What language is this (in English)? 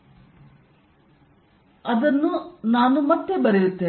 Kannada